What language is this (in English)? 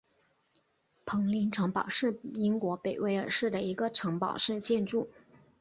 Chinese